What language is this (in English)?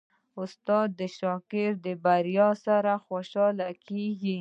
Pashto